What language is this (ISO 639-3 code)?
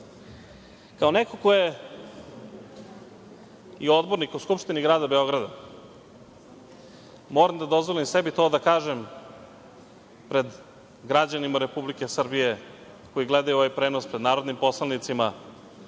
srp